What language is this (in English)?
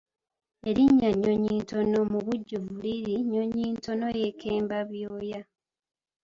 Ganda